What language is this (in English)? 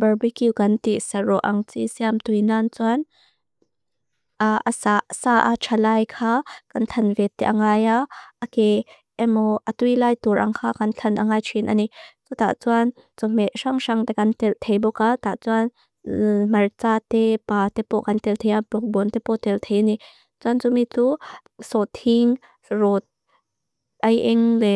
Mizo